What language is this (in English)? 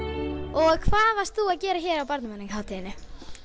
Icelandic